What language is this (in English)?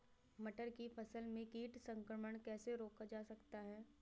Hindi